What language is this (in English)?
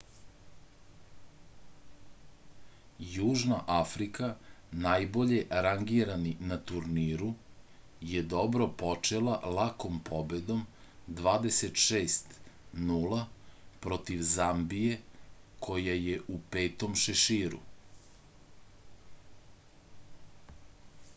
Serbian